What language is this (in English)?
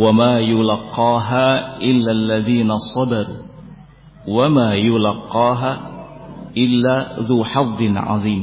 Indonesian